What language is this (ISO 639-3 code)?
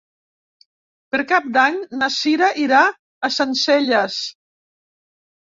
cat